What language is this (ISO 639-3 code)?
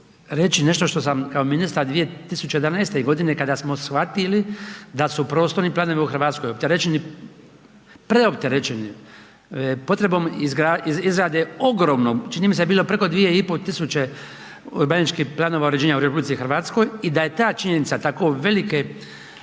hrv